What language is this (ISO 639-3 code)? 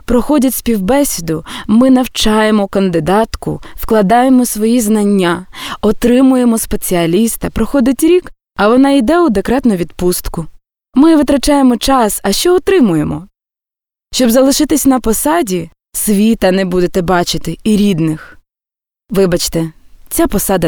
ukr